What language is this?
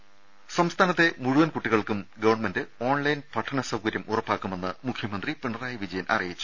Malayalam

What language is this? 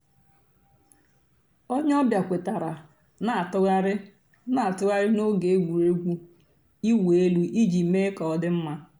Igbo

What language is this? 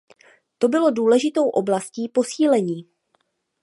Czech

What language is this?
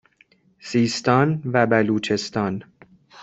Persian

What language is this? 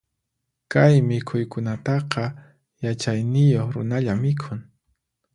Puno Quechua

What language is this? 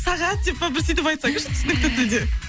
Kazakh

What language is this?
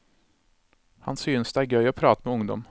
Norwegian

